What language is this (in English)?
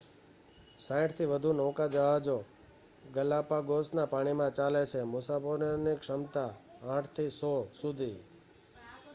Gujarati